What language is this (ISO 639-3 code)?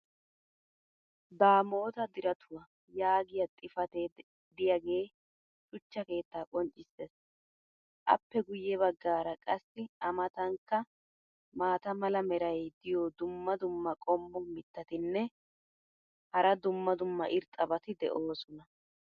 wal